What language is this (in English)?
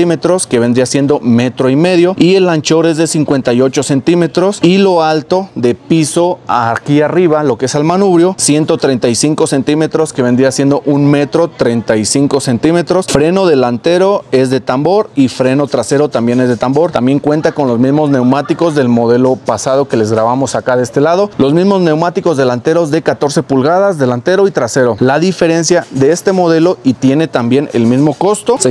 Spanish